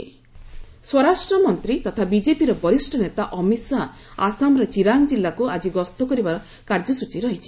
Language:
Odia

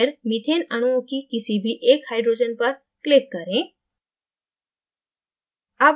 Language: Hindi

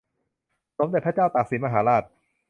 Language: Thai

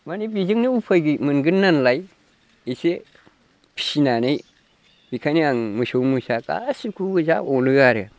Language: Bodo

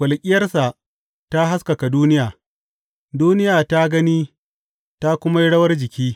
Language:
Hausa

